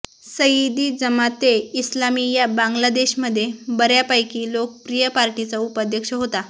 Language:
Marathi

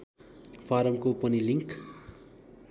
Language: Nepali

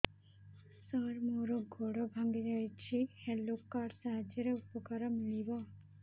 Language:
Odia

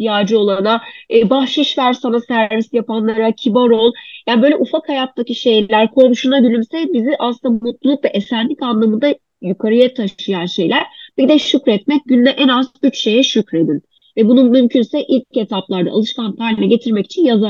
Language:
Turkish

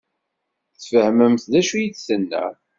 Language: Kabyle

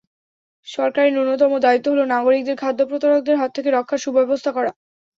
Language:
Bangla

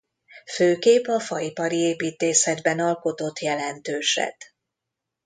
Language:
Hungarian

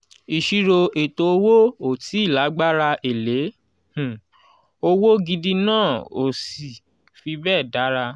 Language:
Yoruba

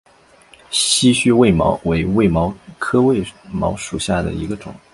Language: Chinese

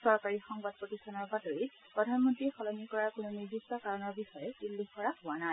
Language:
Assamese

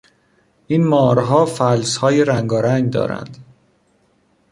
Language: Persian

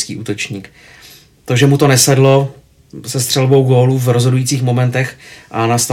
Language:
Czech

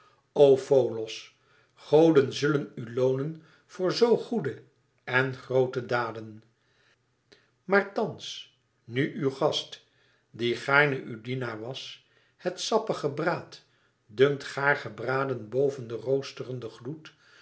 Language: Dutch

